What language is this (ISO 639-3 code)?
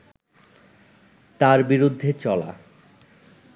ben